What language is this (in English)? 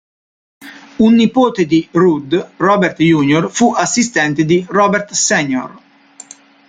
Italian